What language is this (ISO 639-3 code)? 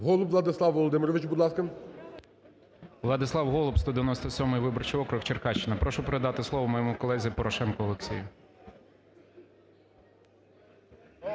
ukr